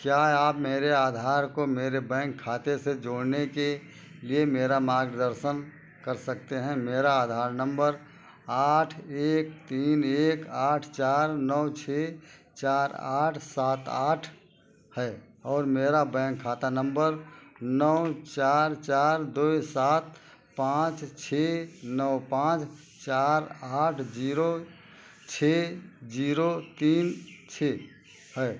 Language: Hindi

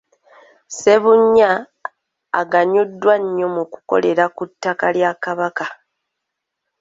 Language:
Ganda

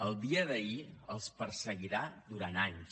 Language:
Catalan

